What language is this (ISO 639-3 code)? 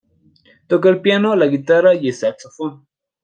spa